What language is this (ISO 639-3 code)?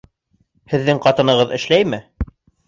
bak